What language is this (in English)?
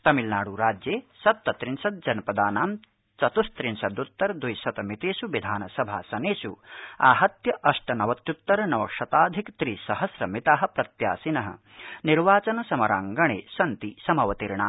Sanskrit